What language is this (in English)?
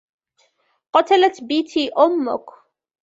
Arabic